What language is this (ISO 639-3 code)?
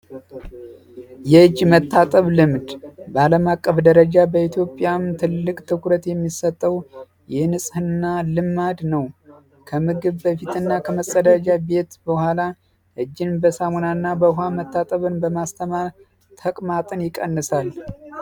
amh